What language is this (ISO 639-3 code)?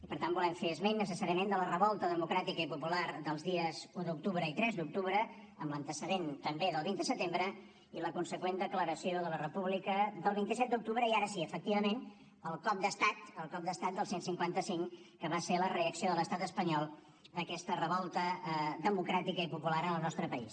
cat